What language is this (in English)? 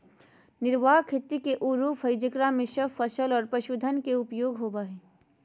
Magahi